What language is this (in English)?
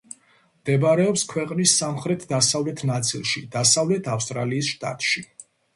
Georgian